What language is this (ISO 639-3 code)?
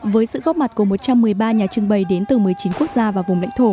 vie